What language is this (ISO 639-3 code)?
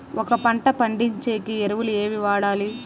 tel